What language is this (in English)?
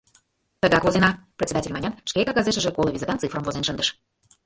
Mari